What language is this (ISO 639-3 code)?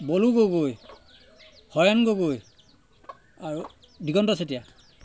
asm